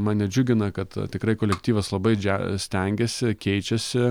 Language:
Lithuanian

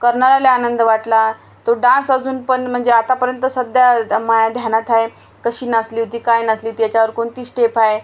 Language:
Marathi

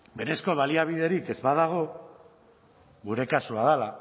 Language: Basque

